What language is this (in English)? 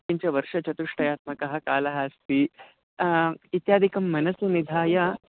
Sanskrit